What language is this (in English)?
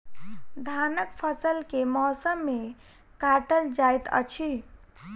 Maithili